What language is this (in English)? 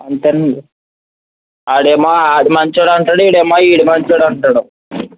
Telugu